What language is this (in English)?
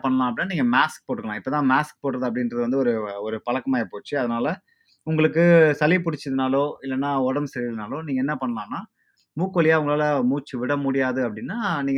Tamil